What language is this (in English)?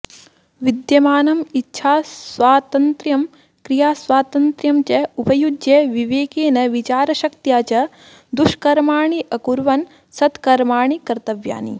Sanskrit